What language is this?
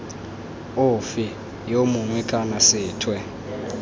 Tswana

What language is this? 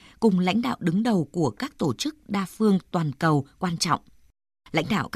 Vietnamese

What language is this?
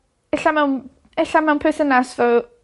Welsh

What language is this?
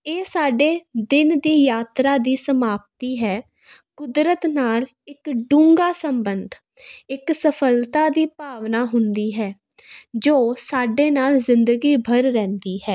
Punjabi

